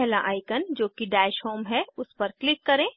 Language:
Hindi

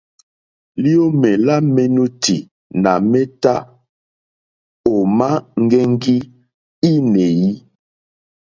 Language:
Mokpwe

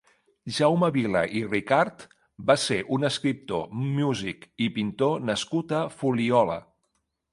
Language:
Catalan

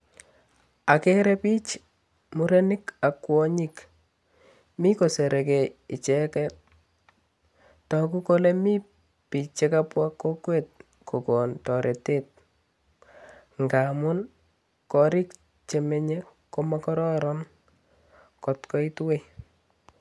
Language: Kalenjin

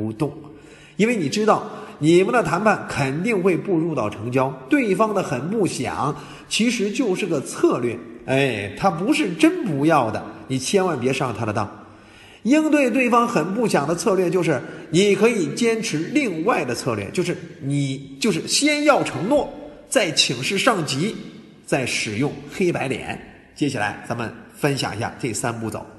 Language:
Chinese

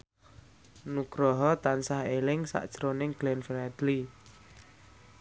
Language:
Javanese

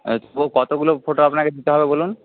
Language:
Bangla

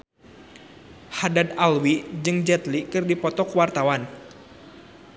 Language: Sundanese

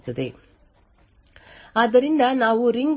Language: Kannada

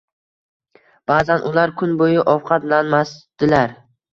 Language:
Uzbek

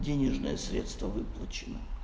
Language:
Russian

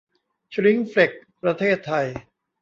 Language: Thai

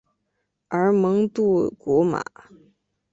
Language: Chinese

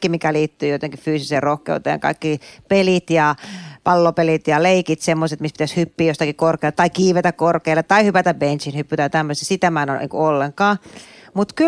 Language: Finnish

